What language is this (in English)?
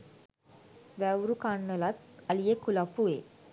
Sinhala